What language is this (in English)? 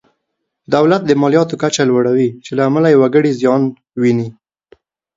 Pashto